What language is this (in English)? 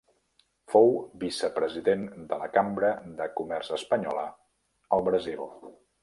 Catalan